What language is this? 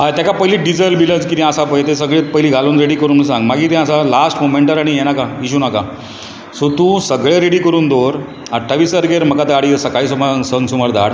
Konkani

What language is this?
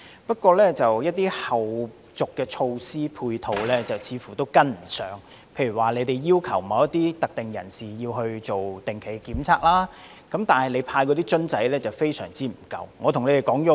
Cantonese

